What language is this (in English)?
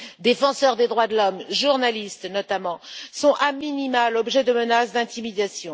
French